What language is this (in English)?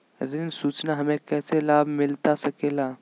Magahi